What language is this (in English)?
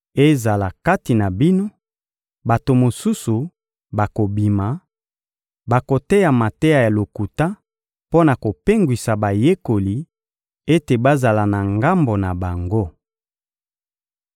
Lingala